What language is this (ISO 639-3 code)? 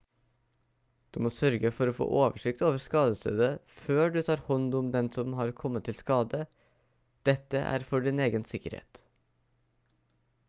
nob